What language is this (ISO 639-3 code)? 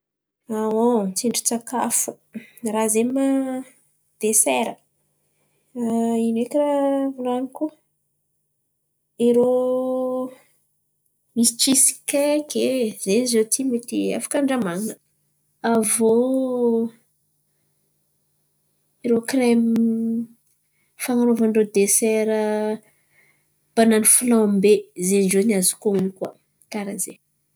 xmv